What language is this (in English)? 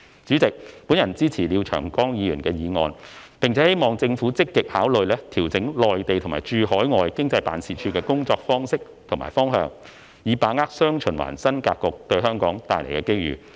Cantonese